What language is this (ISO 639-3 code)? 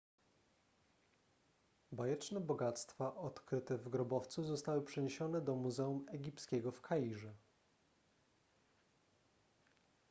pol